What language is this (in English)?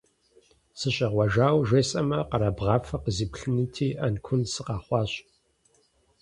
Kabardian